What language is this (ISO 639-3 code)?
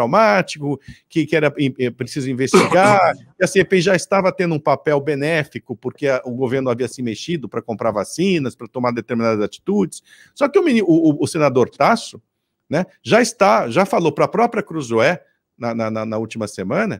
por